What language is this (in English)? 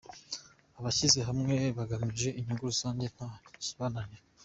Kinyarwanda